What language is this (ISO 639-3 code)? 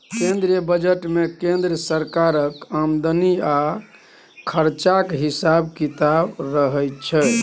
mai